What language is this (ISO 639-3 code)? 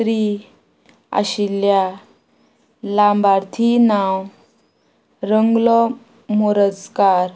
kok